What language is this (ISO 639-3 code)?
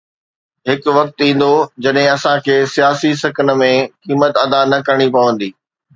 snd